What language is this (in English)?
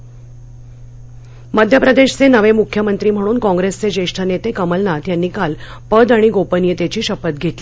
Marathi